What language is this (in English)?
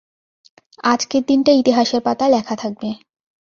Bangla